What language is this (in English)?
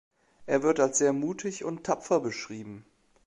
German